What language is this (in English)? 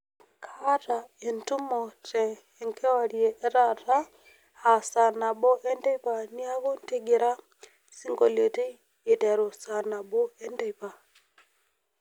Masai